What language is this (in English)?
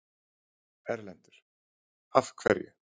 Icelandic